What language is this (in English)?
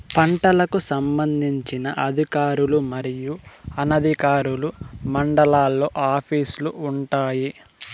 Telugu